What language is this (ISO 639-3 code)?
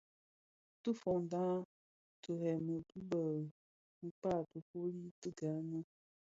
ksf